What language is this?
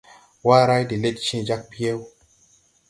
Tupuri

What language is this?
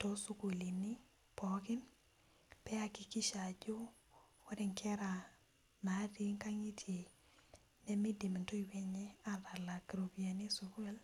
Masai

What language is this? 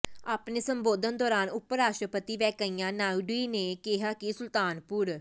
Punjabi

